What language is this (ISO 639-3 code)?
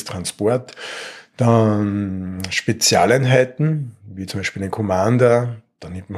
deu